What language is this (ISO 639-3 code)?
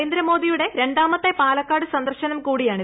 mal